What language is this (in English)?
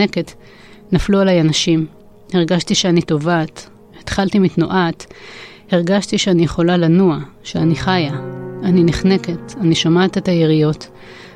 Hebrew